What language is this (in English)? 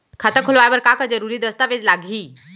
Chhattisgarhi